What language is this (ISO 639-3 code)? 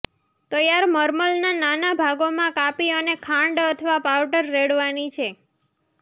guj